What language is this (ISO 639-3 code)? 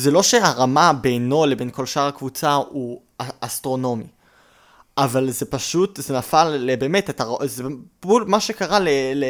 heb